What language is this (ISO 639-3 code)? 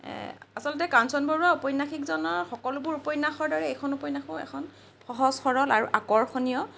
asm